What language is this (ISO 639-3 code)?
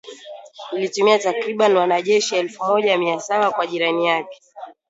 swa